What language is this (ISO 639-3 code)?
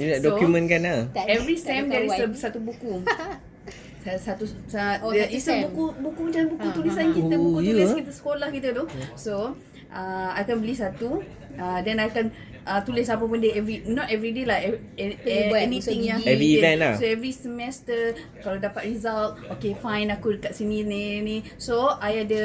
msa